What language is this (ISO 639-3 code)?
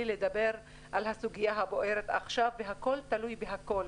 heb